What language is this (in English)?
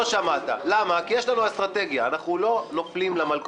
Hebrew